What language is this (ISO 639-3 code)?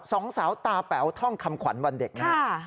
tha